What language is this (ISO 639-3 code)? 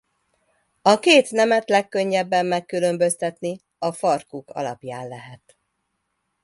hun